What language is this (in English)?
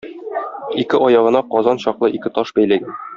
Tatar